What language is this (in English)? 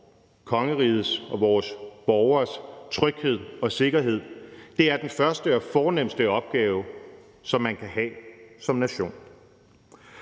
Danish